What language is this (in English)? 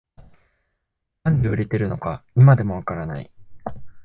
Japanese